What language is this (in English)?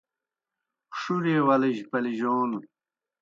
Kohistani Shina